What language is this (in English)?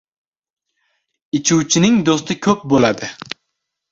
Uzbek